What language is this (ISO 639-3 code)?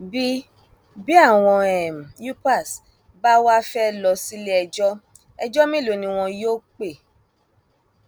yor